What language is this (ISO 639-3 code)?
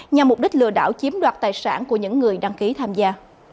vie